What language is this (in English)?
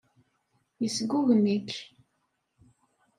Kabyle